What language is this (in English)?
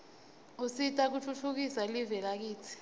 Swati